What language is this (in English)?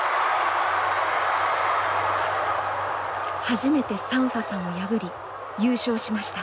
Japanese